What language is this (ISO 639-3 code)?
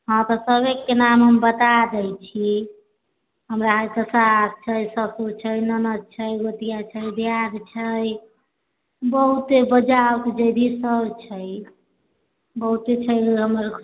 mai